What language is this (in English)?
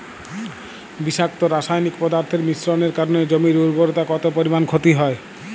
Bangla